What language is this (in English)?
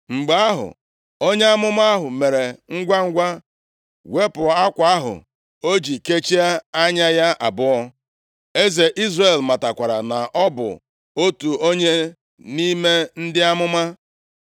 Igbo